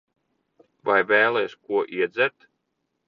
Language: Latvian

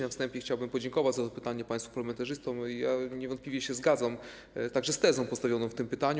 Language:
Polish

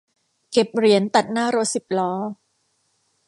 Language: Thai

